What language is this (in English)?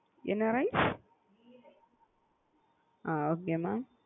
Tamil